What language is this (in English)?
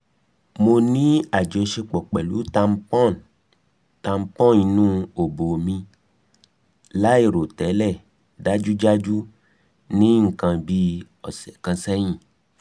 Yoruba